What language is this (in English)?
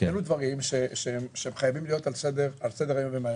Hebrew